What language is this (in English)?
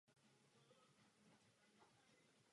Czech